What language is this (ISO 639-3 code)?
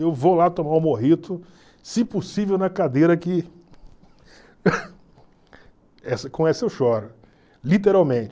por